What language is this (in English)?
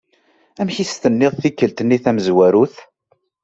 Kabyle